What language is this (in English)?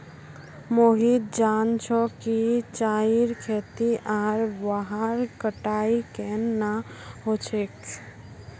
Magahi